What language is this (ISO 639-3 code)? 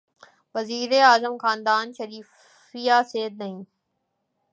urd